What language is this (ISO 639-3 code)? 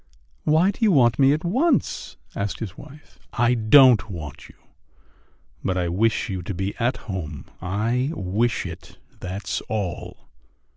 eng